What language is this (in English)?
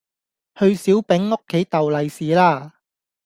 Cantonese